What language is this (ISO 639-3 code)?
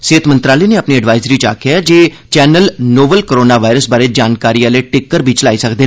doi